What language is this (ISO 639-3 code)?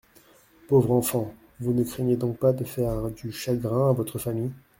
fra